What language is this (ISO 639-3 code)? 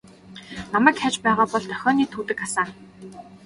mon